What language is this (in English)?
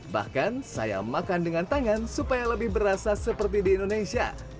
Indonesian